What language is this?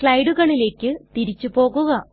Malayalam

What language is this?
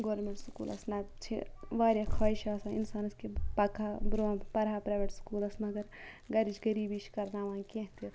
Kashmiri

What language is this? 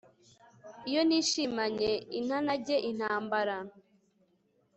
Kinyarwanda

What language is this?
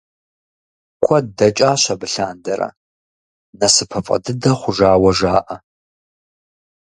Kabardian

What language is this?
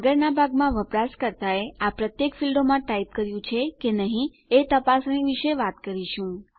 Gujarati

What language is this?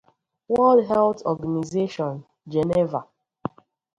Igbo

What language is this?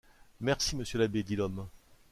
French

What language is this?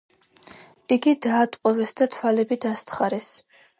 Georgian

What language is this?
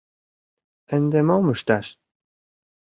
Mari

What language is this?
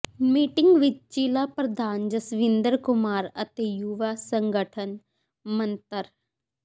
Punjabi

